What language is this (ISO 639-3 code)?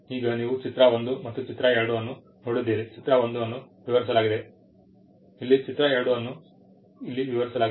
kan